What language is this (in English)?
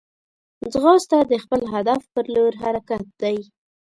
Pashto